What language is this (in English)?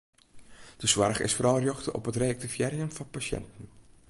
Western Frisian